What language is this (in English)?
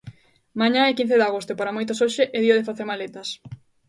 Galician